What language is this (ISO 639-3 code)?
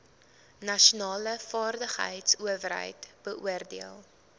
afr